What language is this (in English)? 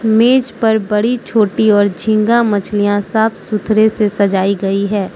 Hindi